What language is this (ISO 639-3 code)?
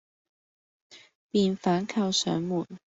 yue